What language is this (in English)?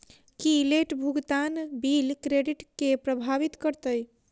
Maithili